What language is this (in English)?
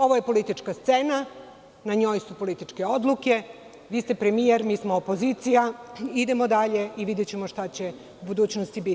Serbian